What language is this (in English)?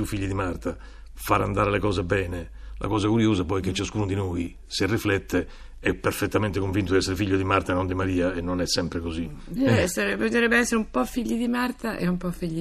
Italian